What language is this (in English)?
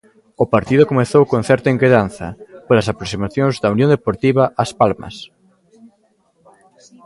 Galician